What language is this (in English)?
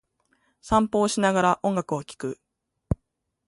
Japanese